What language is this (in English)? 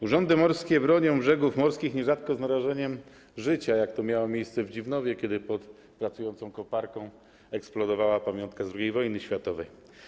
Polish